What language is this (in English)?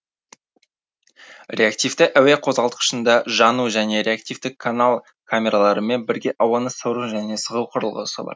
Kazakh